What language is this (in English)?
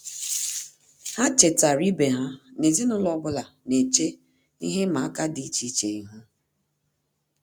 Igbo